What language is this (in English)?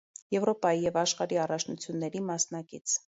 Armenian